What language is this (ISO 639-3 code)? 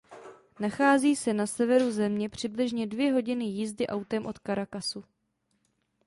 ces